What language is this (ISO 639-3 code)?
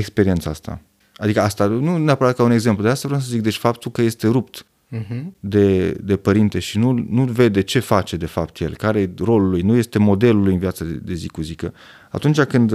ron